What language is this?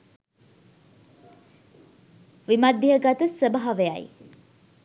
Sinhala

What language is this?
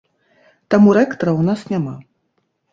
Belarusian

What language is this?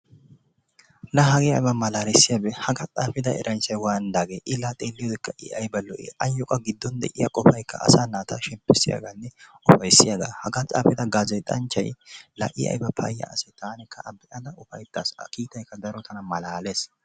Wolaytta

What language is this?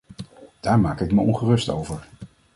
Dutch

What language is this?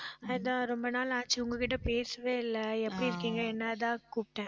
Tamil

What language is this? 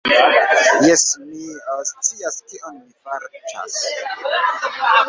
Esperanto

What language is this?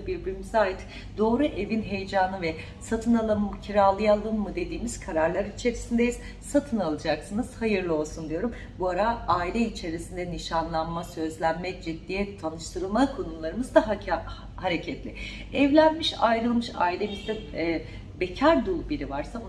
Turkish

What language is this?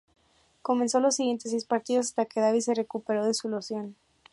Spanish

